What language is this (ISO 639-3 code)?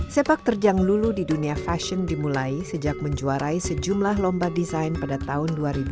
ind